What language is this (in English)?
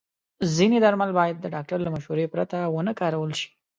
Pashto